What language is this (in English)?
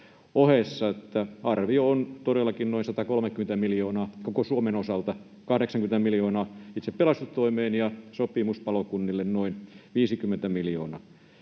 Finnish